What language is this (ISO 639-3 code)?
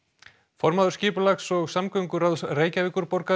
isl